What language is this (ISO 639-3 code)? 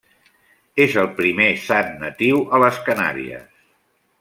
cat